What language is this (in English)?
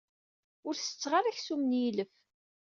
Kabyle